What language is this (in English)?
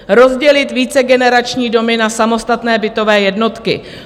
Czech